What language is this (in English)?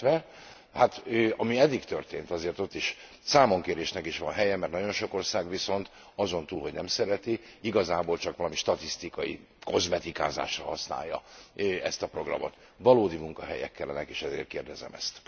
Hungarian